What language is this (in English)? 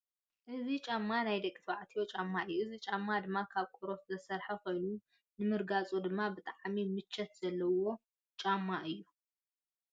Tigrinya